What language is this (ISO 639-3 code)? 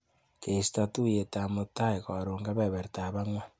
kln